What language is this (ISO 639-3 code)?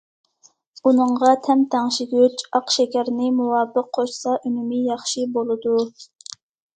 uig